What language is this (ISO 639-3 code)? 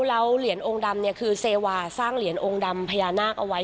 tha